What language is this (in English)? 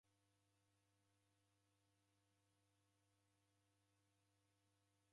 Taita